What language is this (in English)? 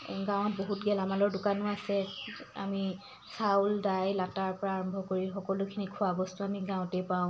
Assamese